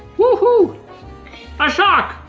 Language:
English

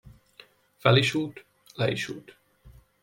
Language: Hungarian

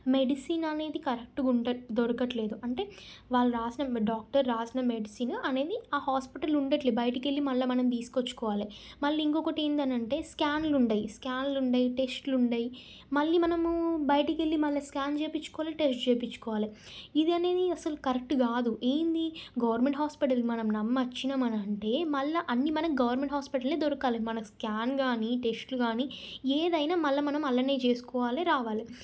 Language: Telugu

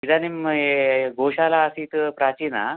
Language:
Sanskrit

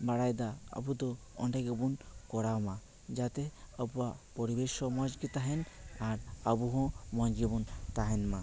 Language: Santali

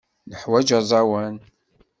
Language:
Kabyle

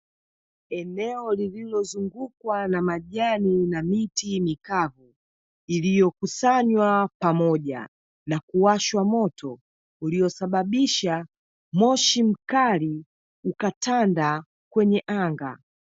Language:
Swahili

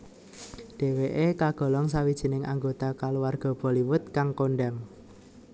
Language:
Javanese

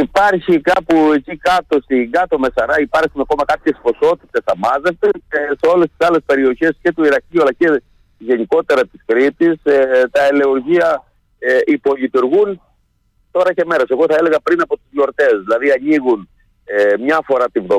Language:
Greek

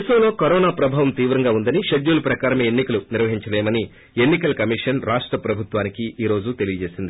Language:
Telugu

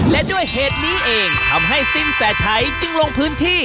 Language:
Thai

